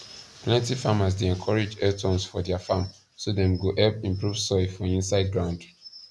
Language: Nigerian Pidgin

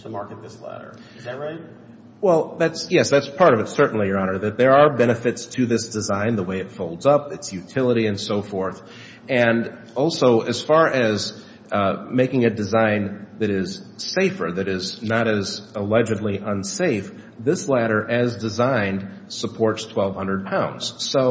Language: English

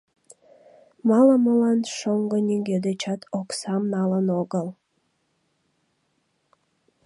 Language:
Mari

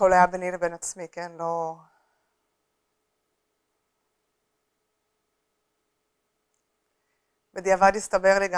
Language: Hebrew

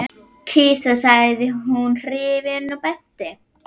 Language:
Icelandic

